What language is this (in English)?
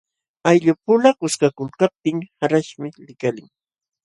Jauja Wanca Quechua